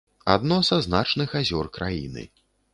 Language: Belarusian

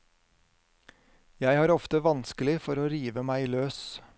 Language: Norwegian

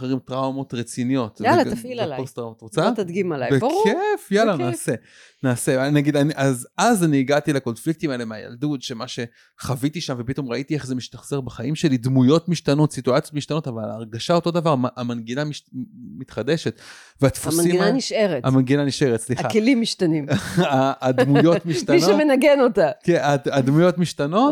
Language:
Hebrew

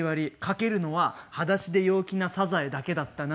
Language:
Japanese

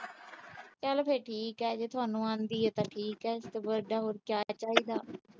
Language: Punjabi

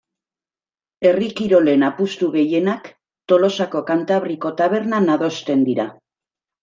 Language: Basque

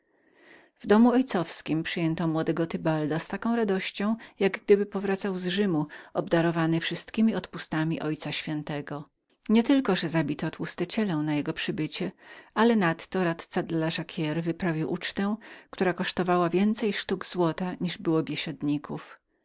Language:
Polish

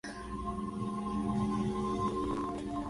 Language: Spanish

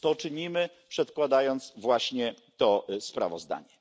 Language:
Polish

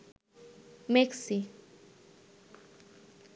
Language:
Bangla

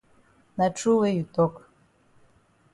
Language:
Cameroon Pidgin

